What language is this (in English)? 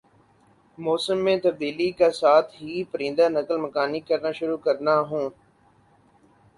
Urdu